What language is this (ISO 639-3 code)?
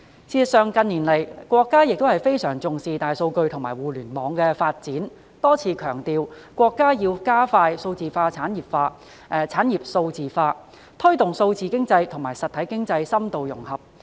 yue